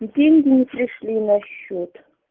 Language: Russian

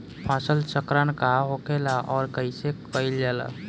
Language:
Bhojpuri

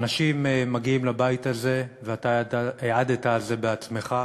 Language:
Hebrew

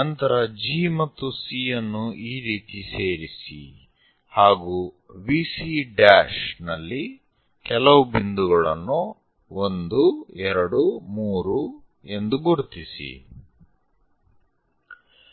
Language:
Kannada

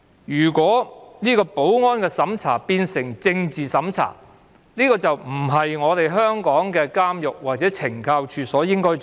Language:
Cantonese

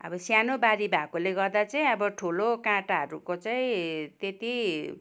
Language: Nepali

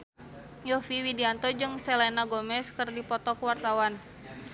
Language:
Sundanese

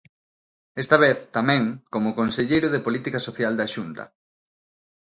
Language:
Galician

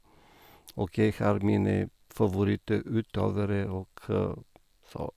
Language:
Norwegian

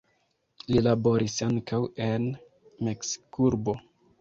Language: Esperanto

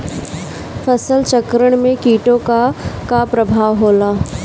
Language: Bhojpuri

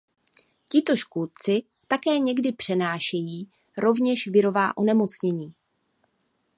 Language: Czech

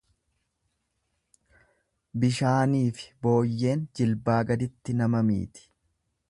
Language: Oromo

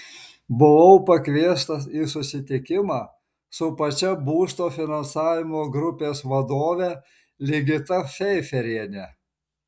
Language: Lithuanian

